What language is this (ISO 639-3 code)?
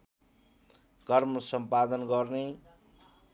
nep